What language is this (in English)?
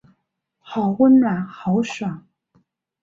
Chinese